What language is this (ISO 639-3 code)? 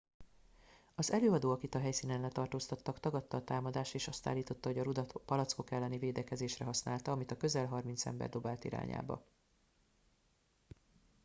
hun